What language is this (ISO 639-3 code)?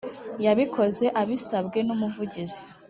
kin